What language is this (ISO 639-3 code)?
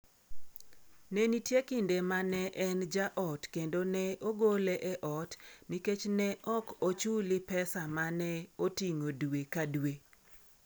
luo